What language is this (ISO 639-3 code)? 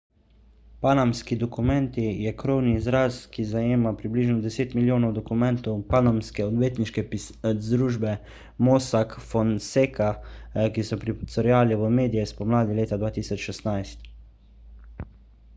slv